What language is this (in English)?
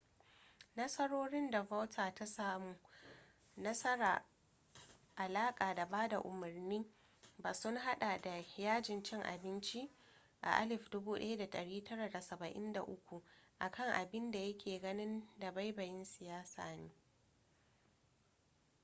Hausa